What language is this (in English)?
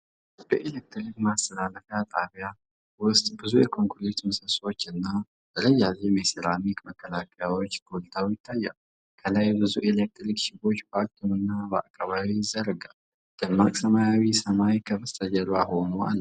Amharic